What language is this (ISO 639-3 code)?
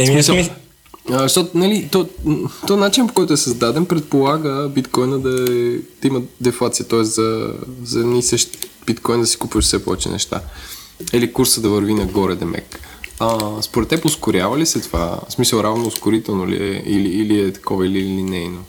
bul